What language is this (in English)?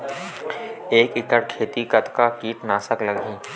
Chhattisgarhi